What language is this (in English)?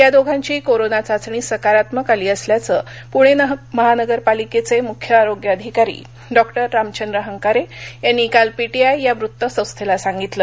Marathi